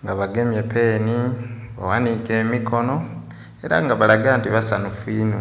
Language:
Soga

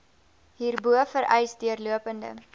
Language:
Afrikaans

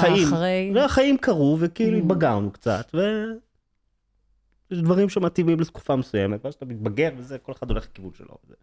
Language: Hebrew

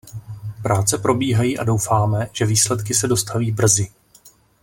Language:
Czech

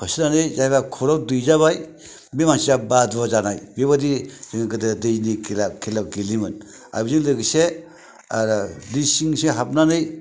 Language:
Bodo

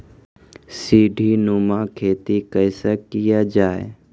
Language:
Maithili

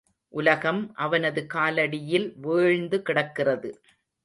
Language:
Tamil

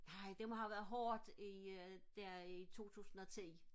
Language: Danish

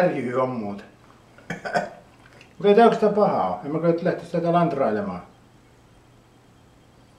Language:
Finnish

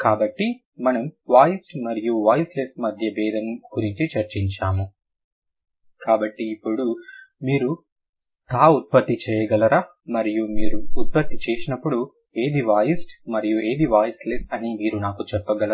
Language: Telugu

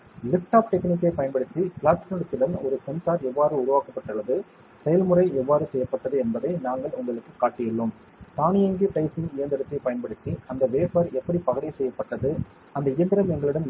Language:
Tamil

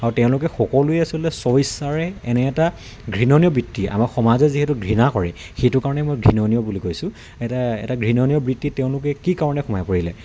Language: Assamese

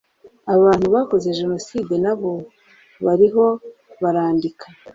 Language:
Kinyarwanda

